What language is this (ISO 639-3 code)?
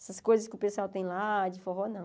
por